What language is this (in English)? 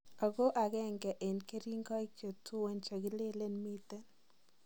Kalenjin